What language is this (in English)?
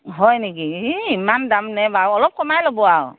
Assamese